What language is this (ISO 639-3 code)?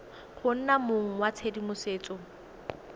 tsn